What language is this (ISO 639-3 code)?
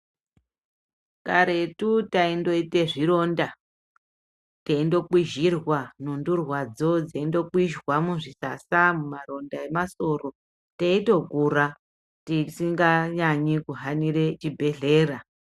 ndc